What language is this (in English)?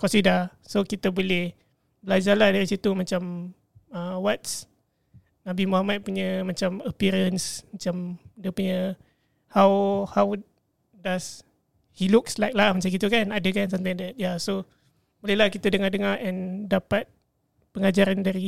Malay